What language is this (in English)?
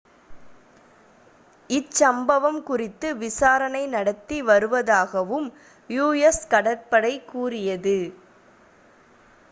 Tamil